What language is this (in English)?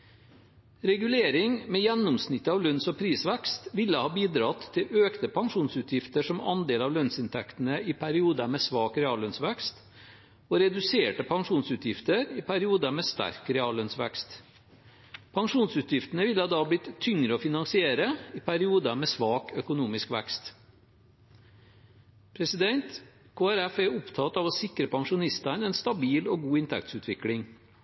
Norwegian Bokmål